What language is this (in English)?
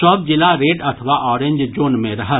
Maithili